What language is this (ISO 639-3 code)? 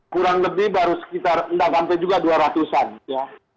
ind